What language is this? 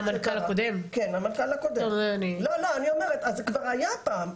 Hebrew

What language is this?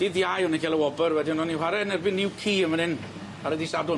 Welsh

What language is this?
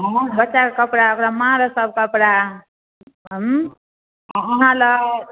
Maithili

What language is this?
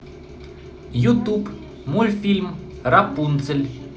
Russian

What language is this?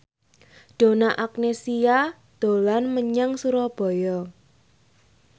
Javanese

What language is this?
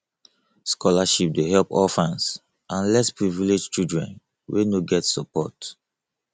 Nigerian Pidgin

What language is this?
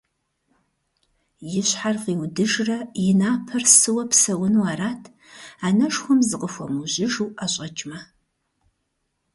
Kabardian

